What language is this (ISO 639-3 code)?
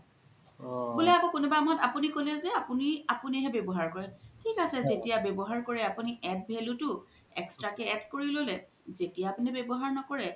asm